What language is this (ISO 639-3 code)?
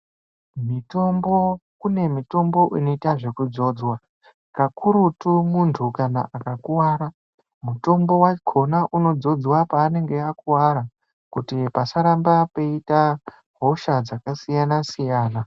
ndc